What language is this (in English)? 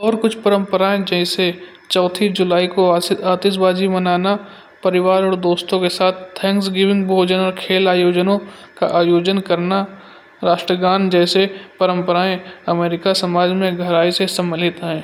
Kanauji